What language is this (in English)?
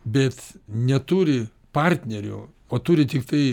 Lithuanian